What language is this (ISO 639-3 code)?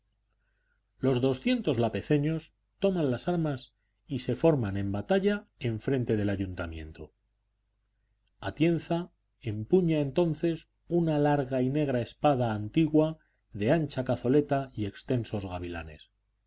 spa